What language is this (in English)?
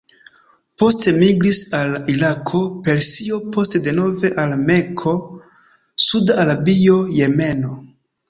Esperanto